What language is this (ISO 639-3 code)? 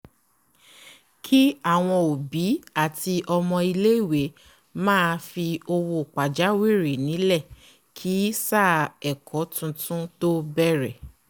yor